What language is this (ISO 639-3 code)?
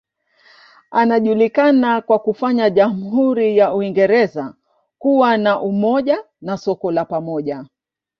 swa